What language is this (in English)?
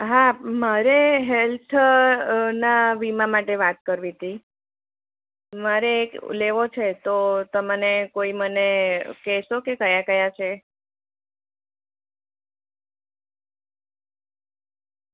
Gujarati